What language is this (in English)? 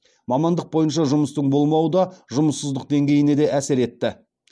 Kazakh